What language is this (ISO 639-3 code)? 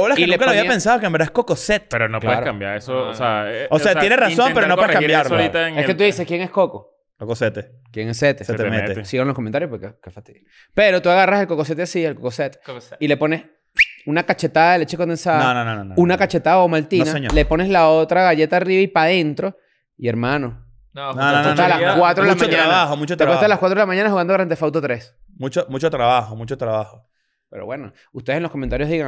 spa